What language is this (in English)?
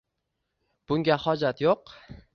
Uzbek